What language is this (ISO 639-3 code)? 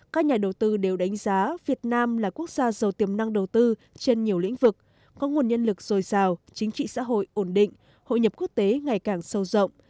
vie